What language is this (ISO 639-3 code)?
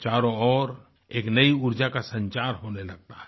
hin